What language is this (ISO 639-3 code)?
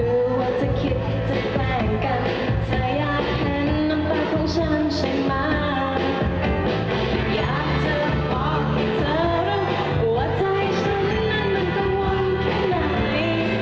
tha